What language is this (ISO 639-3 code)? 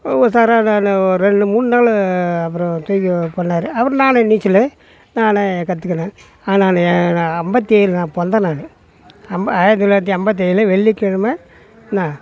tam